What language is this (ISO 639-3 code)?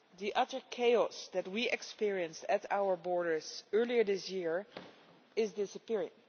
eng